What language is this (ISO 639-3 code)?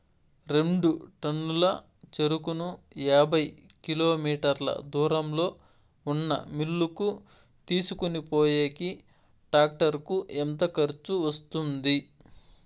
tel